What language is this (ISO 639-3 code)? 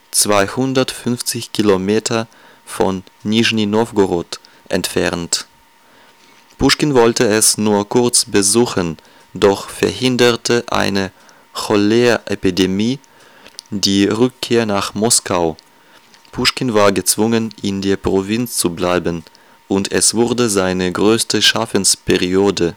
deu